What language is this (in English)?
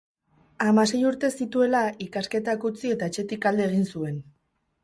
Basque